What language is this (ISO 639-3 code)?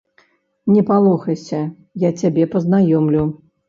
bel